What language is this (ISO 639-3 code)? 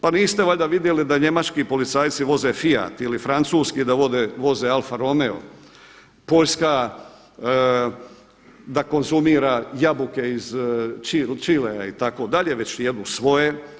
hrv